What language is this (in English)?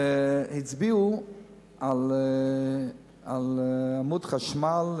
Hebrew